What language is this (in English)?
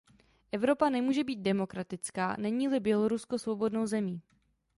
Czech